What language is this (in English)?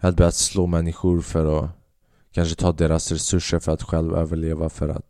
Swedish